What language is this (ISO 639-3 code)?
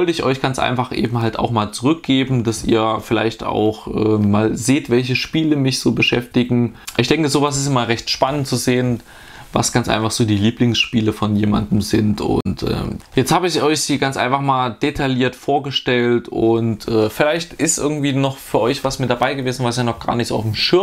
deu